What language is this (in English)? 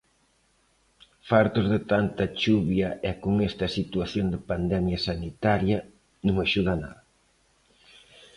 Galician